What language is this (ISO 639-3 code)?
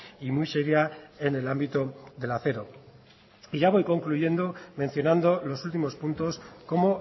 spa